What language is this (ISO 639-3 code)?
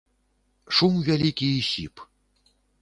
bel